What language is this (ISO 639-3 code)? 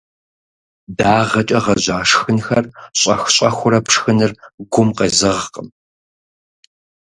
kbd